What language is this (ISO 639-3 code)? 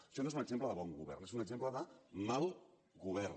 cat